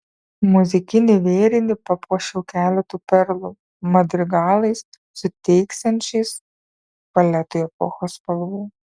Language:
Lithuanian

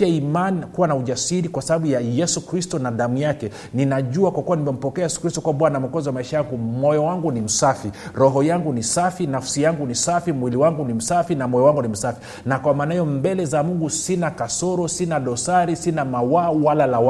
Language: Swahili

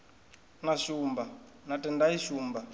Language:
Venda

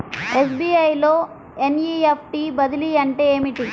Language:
Telugu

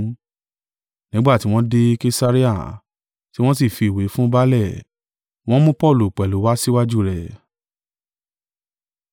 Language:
Yoruba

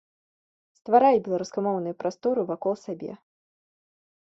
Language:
Belarusian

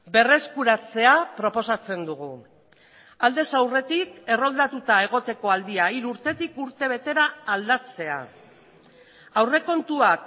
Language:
Basque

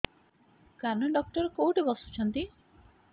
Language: Odia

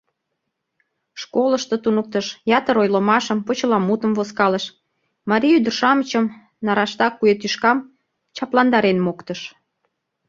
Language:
Mari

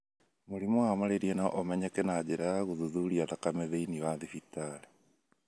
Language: Kikuyu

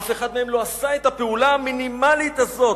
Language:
Hebrew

